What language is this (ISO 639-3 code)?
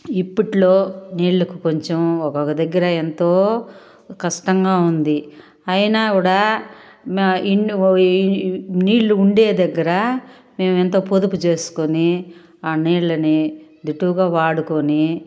tel